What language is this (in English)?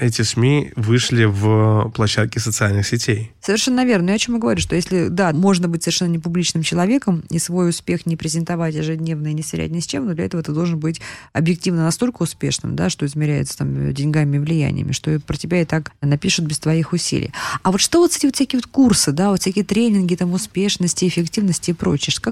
Russian